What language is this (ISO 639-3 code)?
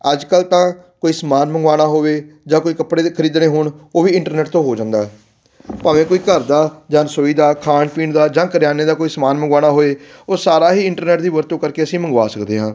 pan